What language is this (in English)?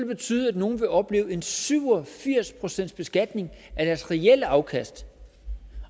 Danish